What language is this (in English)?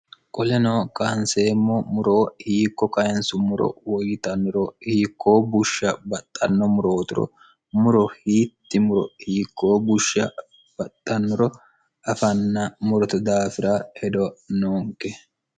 Sidamo